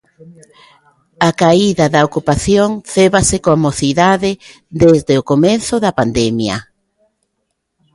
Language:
Galician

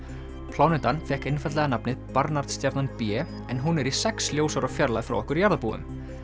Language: Icelandic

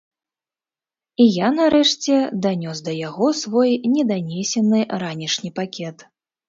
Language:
Belarusian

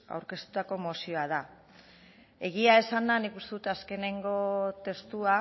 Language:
Basque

